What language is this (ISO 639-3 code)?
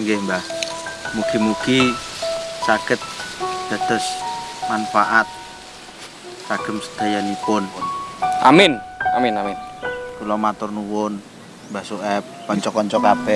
ind